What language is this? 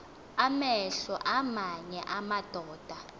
Xhosa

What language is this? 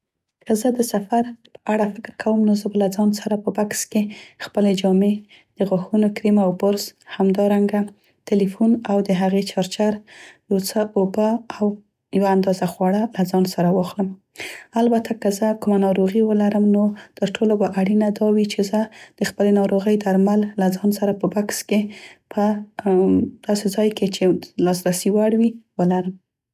Central Pashto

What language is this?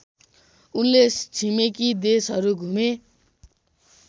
Nepali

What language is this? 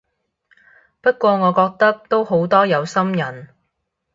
Cantonese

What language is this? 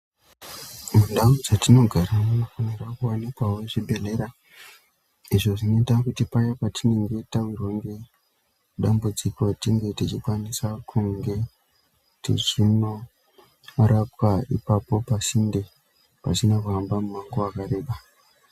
Ndau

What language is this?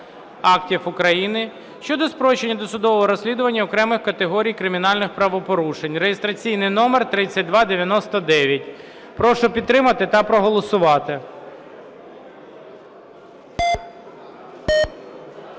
Ukrainian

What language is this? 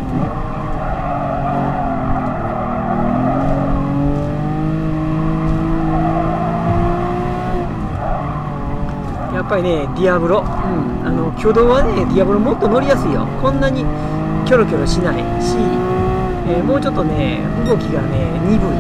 Japanese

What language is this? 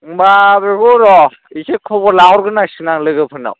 Bodo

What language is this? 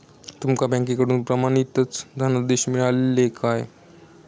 Marathi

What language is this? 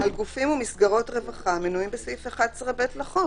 Hebrew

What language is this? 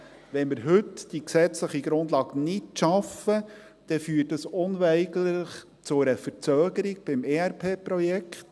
Swiss German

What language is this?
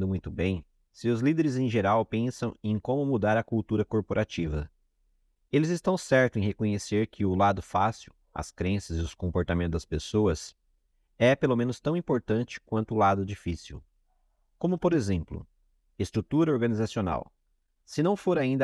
Portuguese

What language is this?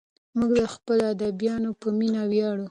Pashto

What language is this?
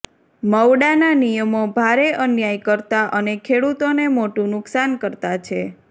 Gujarati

